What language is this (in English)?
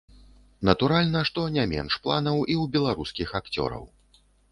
Belarusian